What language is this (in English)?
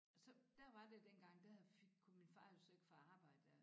Danish